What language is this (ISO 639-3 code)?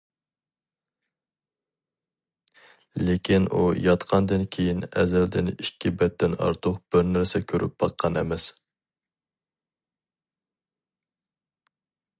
uig